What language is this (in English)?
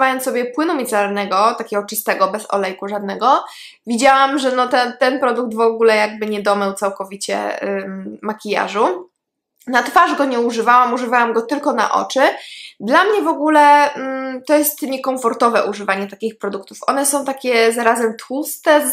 Polish